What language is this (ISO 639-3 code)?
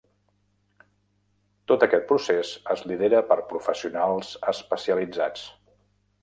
cat